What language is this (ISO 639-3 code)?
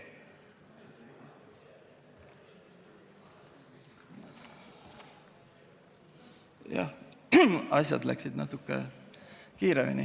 est